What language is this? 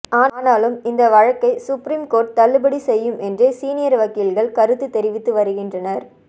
Tamil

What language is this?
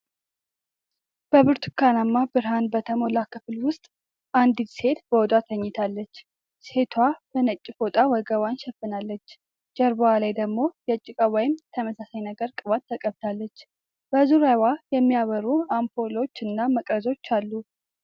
Amharic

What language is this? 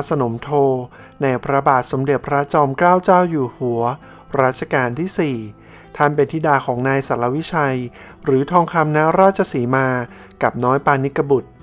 Thai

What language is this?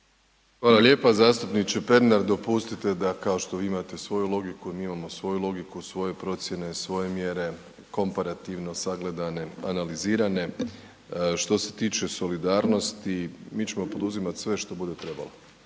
Croatian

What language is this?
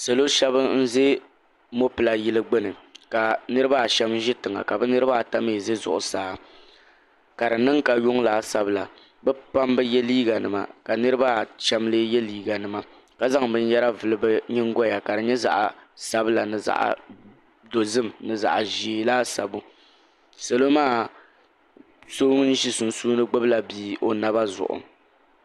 Dagbani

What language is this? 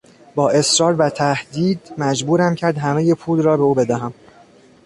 Persian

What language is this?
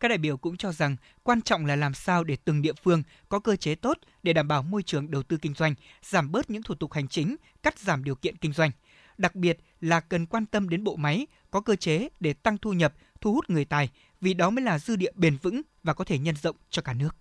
Vietnamese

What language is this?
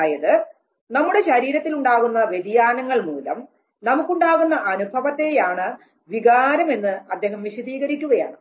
Malayalam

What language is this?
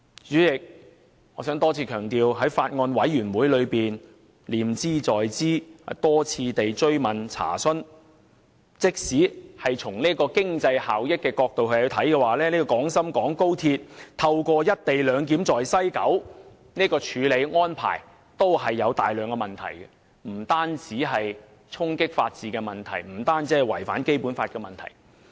Cantonese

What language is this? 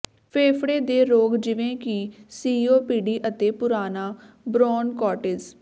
Punjabi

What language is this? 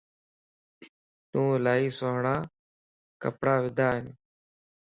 Lasi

